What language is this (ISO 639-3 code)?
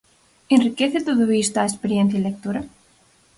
glg